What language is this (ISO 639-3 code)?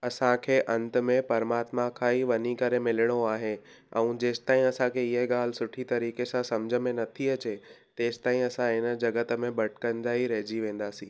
snd